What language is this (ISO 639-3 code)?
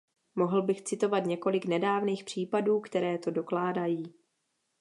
ces